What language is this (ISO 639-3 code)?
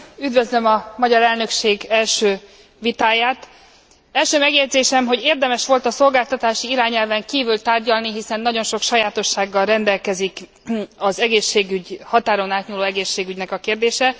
hun